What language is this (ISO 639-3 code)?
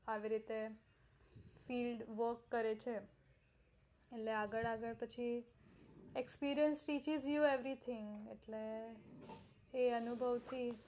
guj